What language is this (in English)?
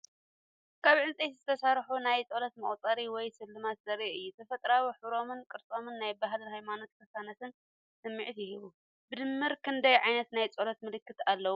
Tigrinya